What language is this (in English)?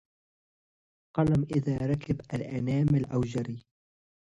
Arabic